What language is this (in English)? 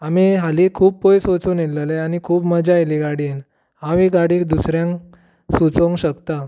Konkani